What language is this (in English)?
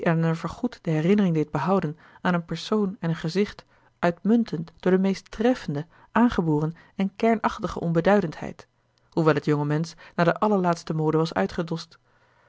Dutch